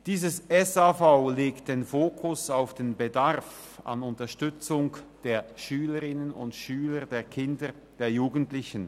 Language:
Swiss German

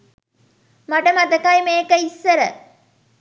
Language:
Sinhala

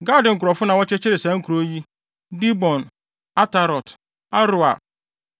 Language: Akan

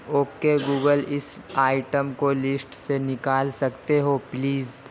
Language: Urdu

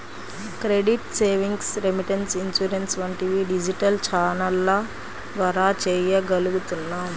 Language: Telugu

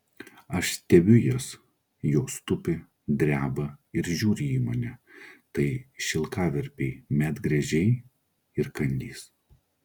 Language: Lithuanian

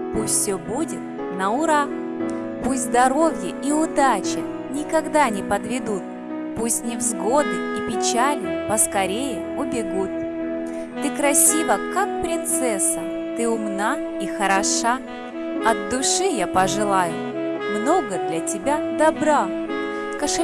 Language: Russian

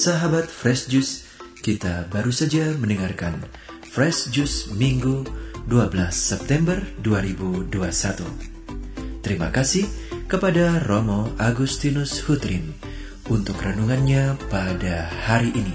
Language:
Indonesian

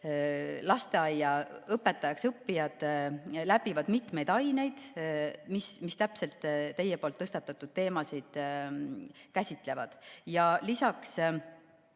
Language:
Estonian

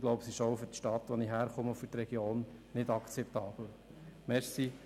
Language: Swiss German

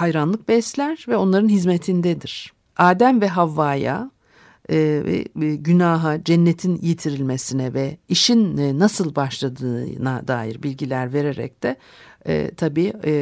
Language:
Turkish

